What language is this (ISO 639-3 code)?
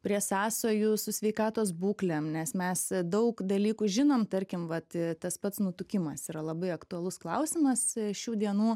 lit